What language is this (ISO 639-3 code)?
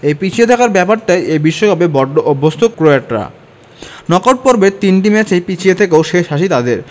ben